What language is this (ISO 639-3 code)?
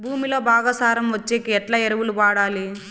tel